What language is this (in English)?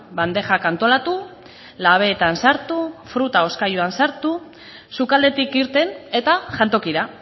Basque